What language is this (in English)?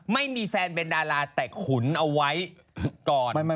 Thai